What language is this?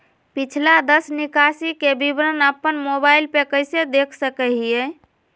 Magahi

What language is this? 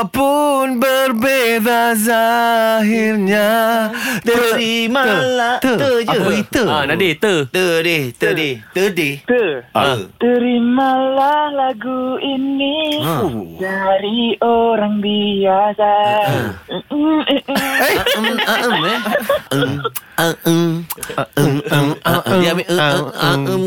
Malay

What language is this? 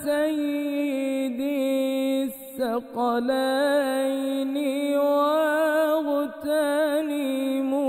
Arabic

